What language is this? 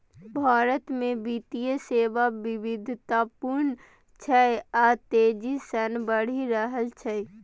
Maithili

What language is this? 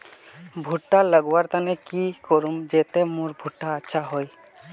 Magahi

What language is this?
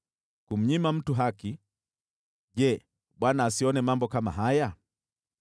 Swahili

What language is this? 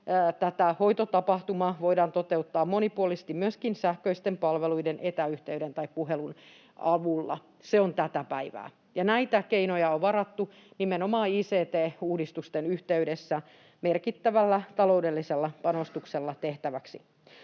Finnish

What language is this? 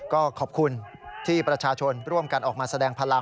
Thai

